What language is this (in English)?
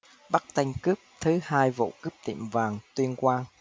Vietnamese